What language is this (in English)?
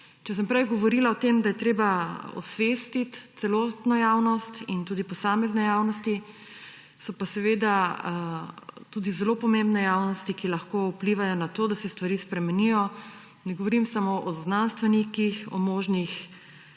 Slovenian